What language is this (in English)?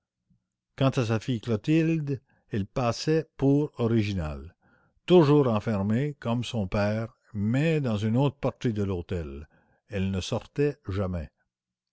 French